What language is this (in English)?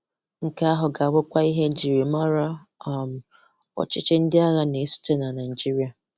Igbo